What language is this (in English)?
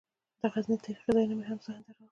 Pashto